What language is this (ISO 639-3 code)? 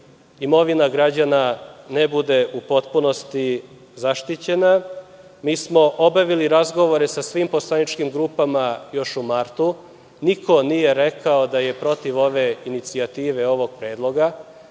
srp